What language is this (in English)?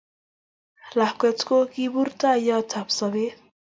Kalenjin